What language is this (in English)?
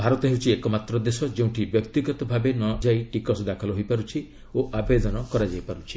Odia